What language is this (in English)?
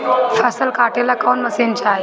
Bhojpuri